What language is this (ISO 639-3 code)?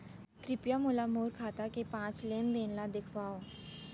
hne